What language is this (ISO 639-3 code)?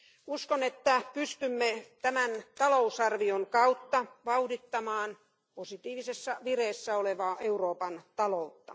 fin